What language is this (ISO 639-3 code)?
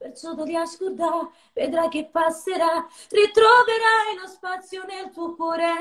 kor